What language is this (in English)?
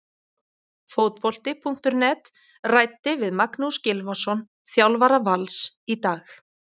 Icelandic